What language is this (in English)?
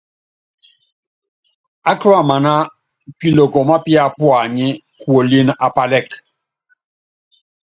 Yangben